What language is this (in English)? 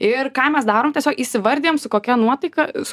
Lithuanian